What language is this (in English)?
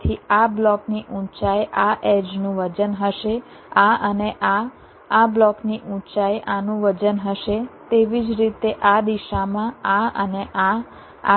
Gujarati